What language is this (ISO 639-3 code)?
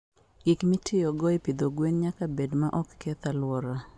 luo